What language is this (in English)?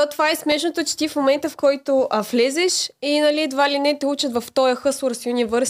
Bulgarian